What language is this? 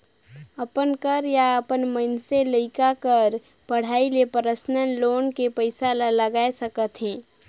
Chhattisgarhi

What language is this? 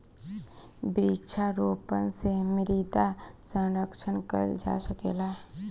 Bhojpuri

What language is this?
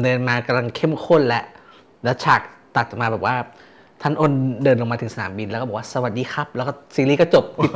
Thai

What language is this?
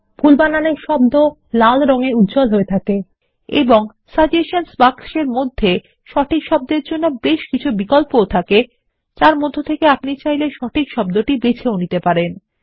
Bangla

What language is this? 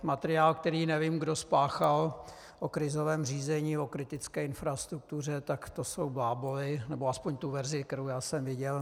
Czech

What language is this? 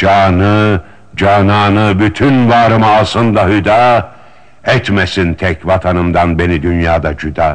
Turkish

